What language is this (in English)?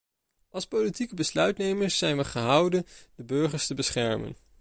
Dutch